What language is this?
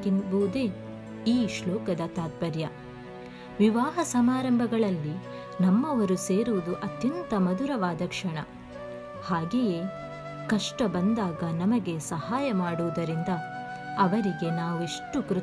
Kannada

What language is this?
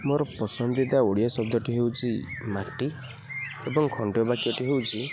Odia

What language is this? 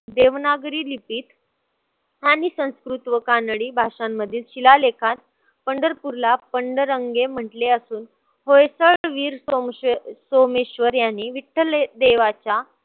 Marathi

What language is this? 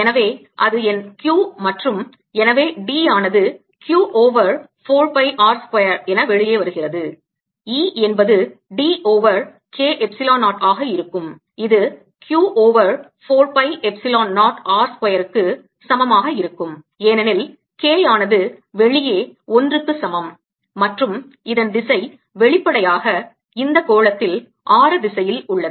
Tamil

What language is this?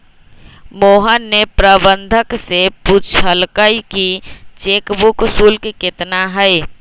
Magahi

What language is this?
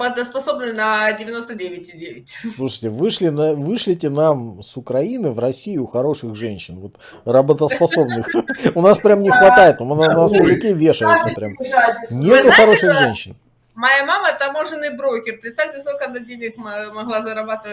Russian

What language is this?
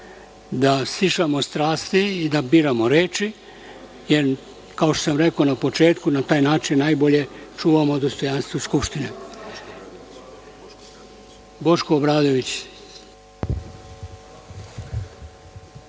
Serbian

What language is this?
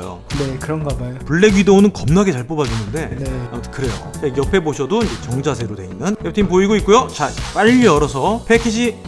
Korean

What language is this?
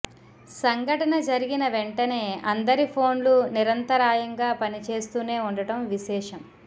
Telugu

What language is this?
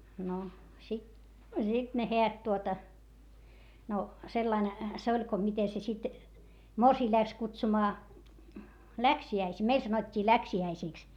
Finnish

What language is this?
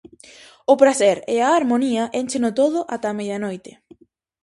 Galician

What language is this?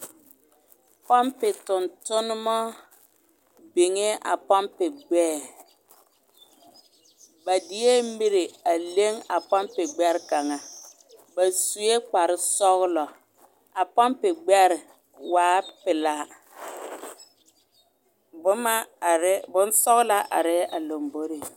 Southern Dagaare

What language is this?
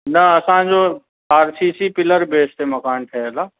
Sindhi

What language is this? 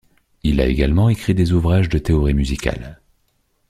French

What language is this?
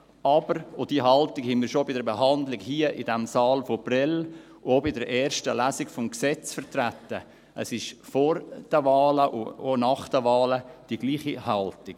Swiss German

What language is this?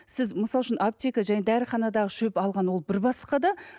Kazakh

